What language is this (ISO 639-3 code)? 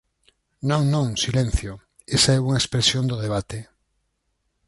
glg